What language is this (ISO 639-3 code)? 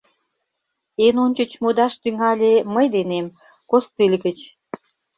chm